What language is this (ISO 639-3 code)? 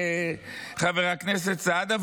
heb